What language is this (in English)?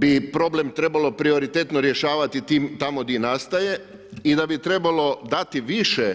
Croatian